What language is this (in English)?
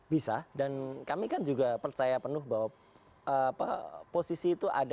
Indonesian